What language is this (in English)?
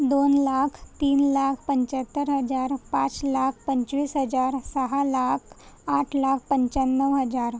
Marathi